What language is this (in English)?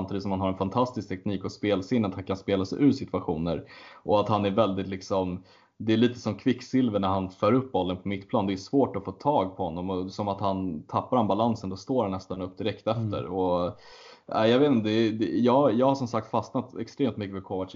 Swedish